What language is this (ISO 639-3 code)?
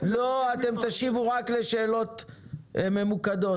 heb